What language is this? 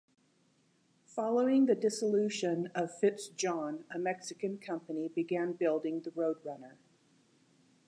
English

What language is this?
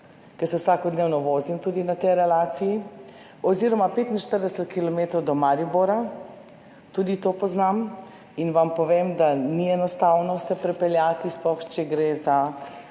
Slovenian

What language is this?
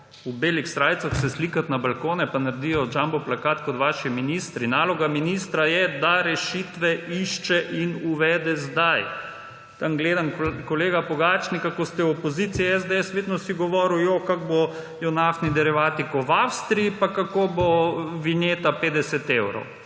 Slovenian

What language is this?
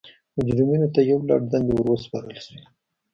Pashto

